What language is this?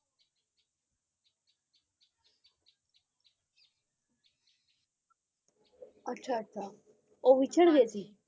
Punjabi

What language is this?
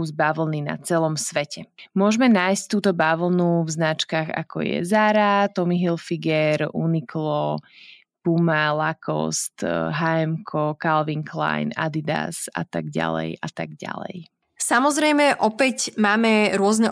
Slovak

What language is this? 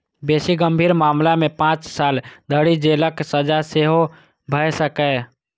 Maithili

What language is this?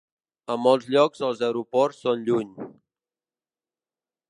Catalan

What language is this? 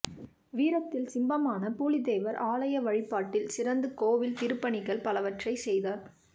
Tamil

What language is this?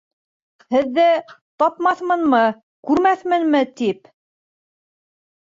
Bashkir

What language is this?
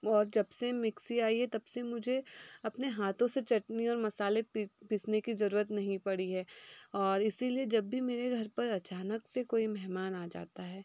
Hindi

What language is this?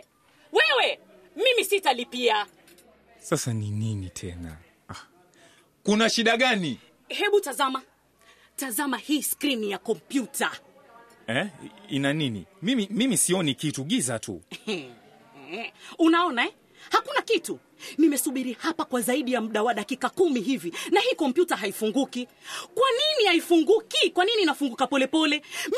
Swahili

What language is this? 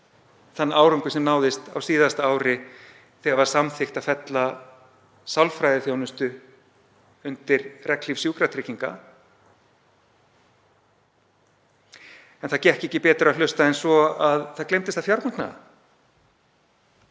Icelandic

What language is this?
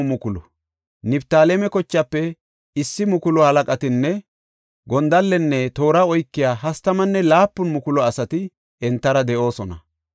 Gofa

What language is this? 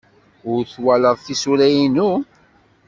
Kabyle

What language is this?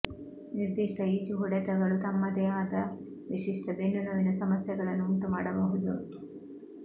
Kannada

